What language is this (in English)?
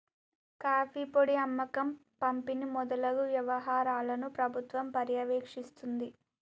Telugu